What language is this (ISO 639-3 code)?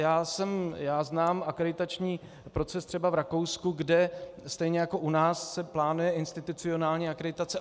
ces